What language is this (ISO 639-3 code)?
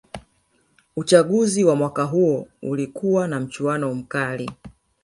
swa